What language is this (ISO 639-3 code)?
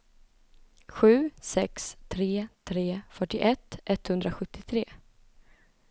swe